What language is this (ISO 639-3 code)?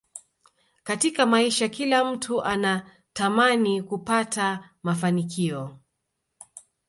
swa